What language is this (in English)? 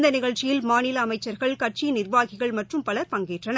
Tamil